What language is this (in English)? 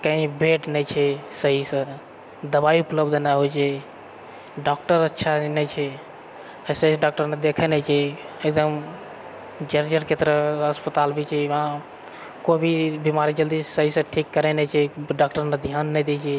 Maithili